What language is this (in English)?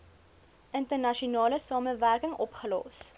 Afrikaans